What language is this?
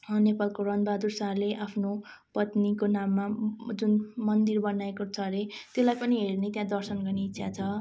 Nepali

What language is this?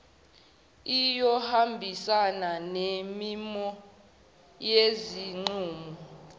Zulu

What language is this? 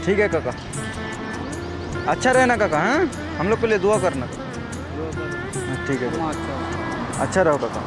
Hindi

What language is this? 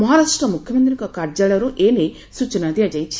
Odia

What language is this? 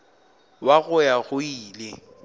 Northern Sotho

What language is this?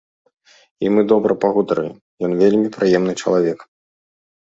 Belarusian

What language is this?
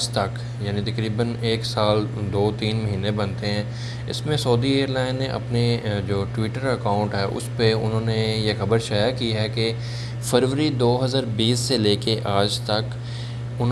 Urdu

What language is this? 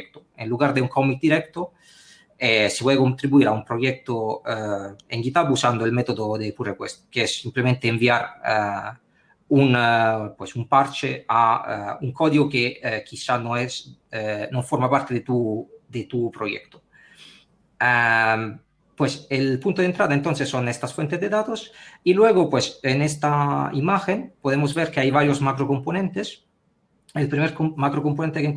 Spanish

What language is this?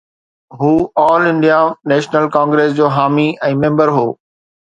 Sindhi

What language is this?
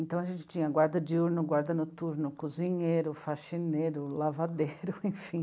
Portuguese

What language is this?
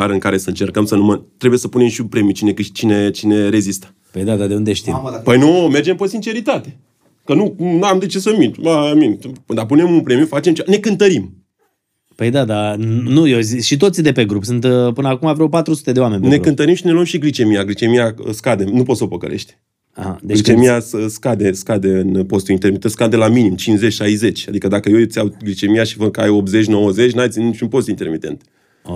Romanian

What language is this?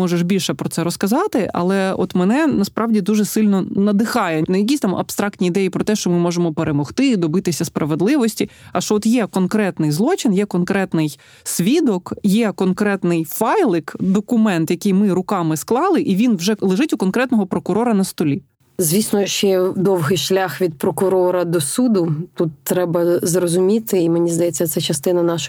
Ukrainian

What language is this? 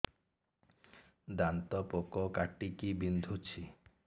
Odia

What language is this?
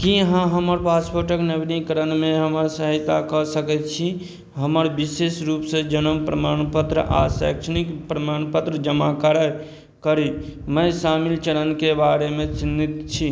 Maithili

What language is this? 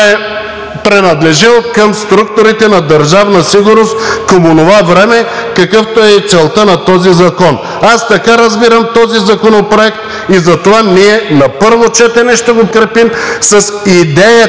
Bulgarian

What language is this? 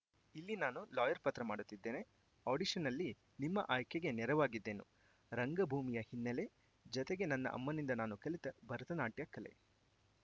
Kannada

